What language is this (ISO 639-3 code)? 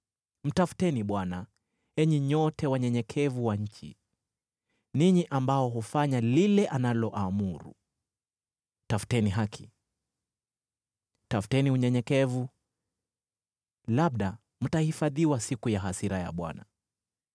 swa